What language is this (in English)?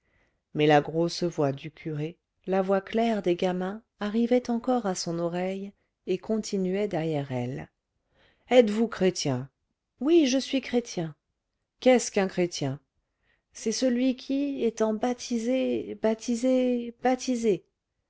French